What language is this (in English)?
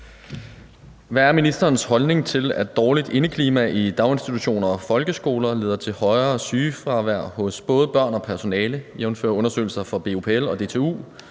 Danish